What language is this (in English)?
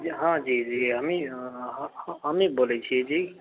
Maithili